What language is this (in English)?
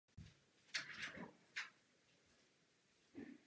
Czech